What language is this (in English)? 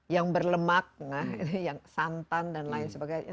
Indonesian